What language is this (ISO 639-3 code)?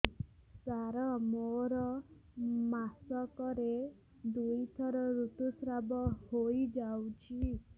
ori